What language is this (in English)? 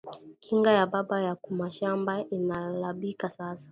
Swahili